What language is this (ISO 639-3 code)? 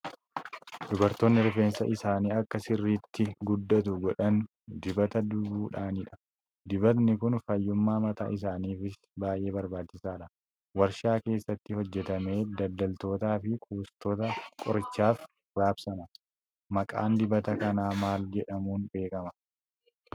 orm